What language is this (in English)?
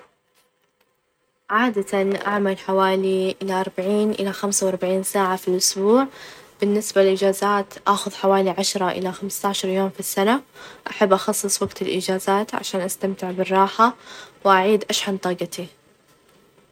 Najdi Arabic